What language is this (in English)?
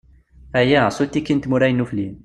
Kabyle